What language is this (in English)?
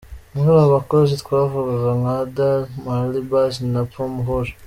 Kinyarwanda